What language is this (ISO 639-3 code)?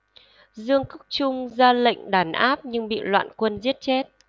vie